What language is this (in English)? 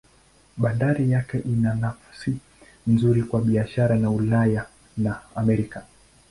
Swahili